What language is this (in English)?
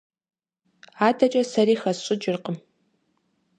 Kabardian